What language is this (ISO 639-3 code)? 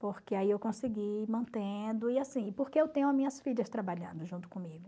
por